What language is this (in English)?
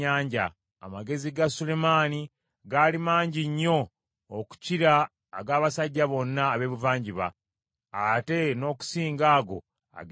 Ganda